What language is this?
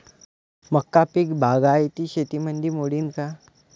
Marathi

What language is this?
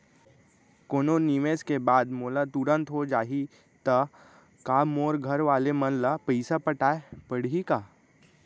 Chhattisgarhi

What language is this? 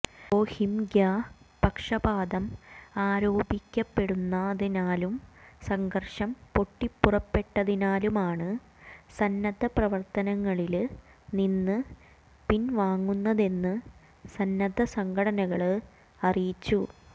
Malayalam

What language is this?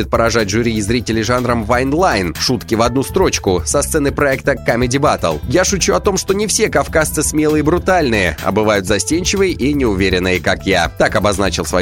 Russian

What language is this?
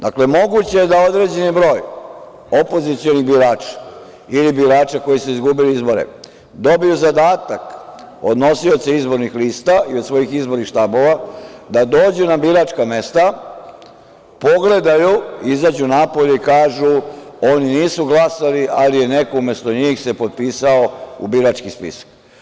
Serbian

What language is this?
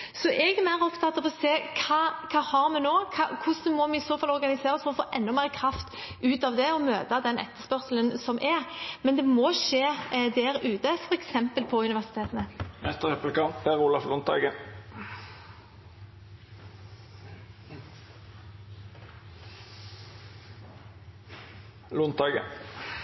Norwegian Bokmål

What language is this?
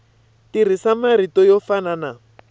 Tsonga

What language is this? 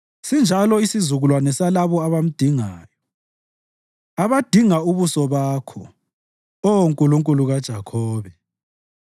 North Ndebele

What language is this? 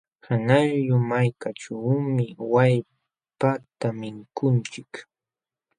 Jauja Wanca Quechua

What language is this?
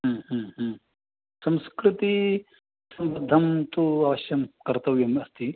Sanskrit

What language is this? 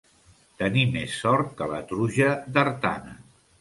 Catalan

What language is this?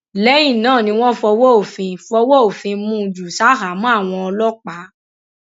Yoruba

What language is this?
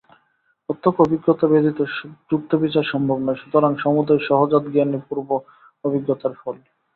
Bangla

